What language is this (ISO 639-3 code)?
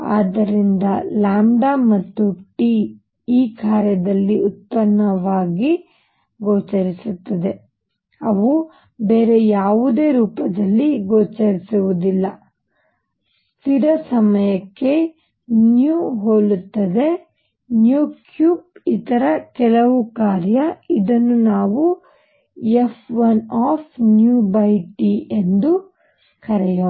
kan